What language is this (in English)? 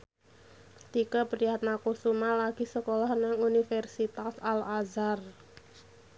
Javanese